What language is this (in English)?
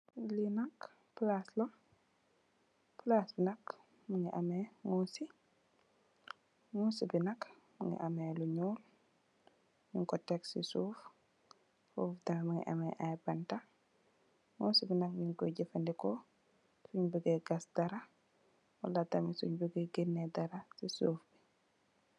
Wolof